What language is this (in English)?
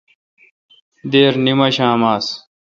Kalkoti